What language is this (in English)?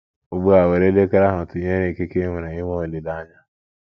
Igbo